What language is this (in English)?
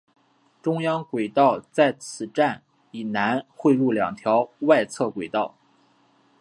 Chinese